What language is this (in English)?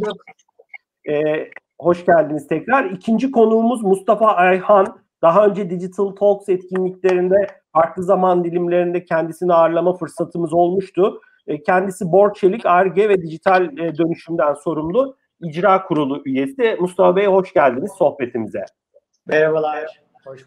Turkish